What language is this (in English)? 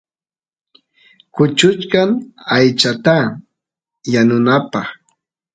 Santiago del Estero Quichua